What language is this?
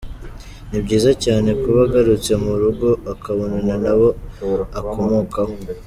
Kinyarwanda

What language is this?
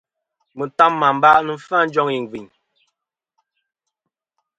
Kom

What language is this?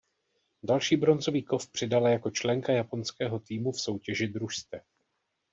Czech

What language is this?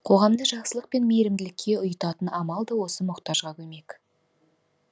Kazakh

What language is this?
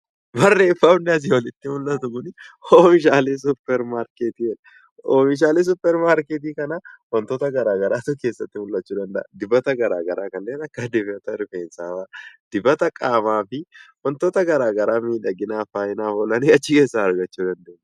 Oromo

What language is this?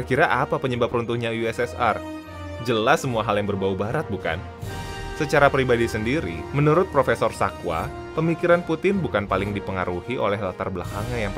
Indonesian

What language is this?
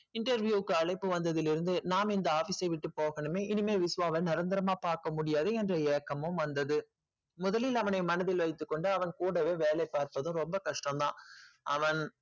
Tamil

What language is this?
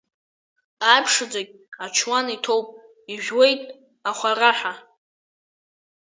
Abkhazian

